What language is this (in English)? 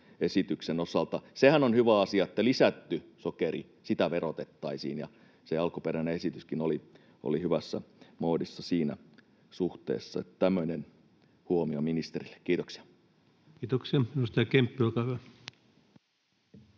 Finnish